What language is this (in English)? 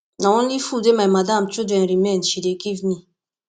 Nigerian Pidgin